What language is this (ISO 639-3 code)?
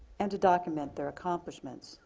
eng